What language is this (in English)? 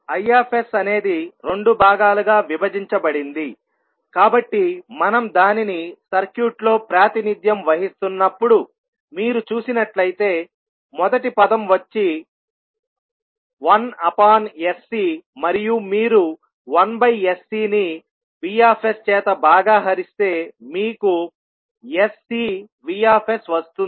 Telugu